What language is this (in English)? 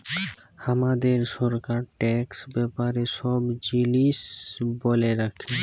Bangla